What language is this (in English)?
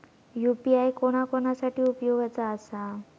Marathi